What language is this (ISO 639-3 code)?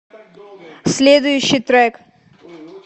rus